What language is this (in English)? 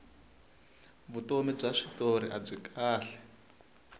Tsonga